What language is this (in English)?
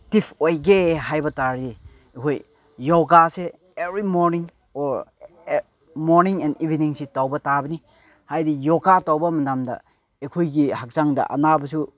Manipuri